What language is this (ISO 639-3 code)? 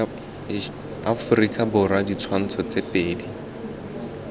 tsn